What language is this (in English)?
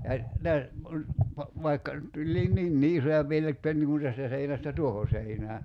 Finnish